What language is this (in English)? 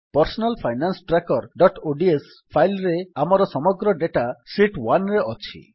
Odia